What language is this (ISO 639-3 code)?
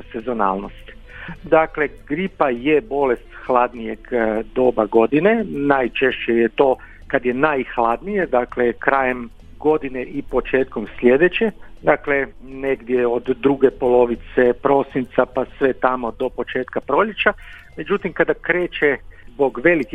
hrv